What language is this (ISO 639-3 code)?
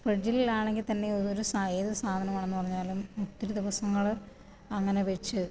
mal